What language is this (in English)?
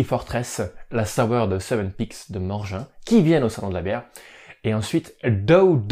French